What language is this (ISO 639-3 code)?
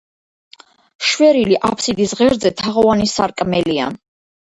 kat